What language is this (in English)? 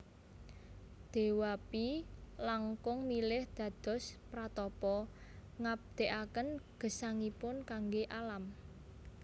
Javanese